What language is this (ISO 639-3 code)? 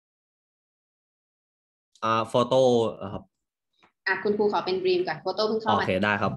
tha